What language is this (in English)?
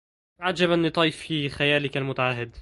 Arabic